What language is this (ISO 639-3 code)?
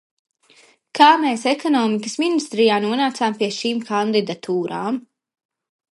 lav